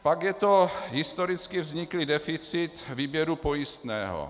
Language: Czech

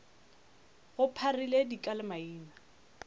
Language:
Northern Sotho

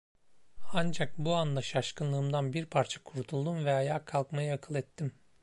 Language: Turkish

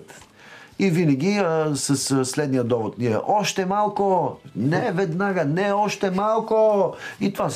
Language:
Bulgarian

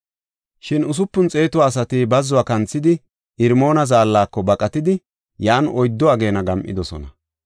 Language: Gofa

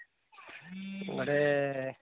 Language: Odia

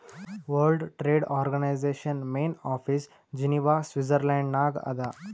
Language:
Kannada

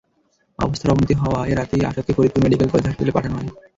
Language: Bangla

